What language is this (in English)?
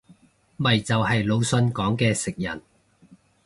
Cantonese